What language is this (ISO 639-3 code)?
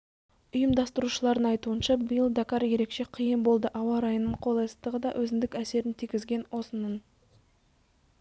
kaz